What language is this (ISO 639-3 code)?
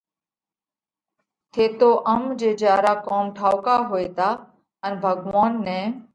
kvx